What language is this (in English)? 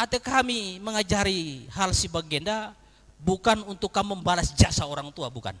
Indonesian